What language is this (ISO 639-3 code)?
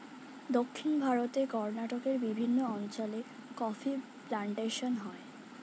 ben